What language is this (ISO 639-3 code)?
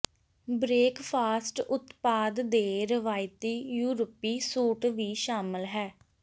pan